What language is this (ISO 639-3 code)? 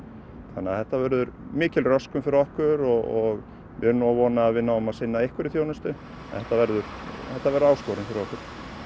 isl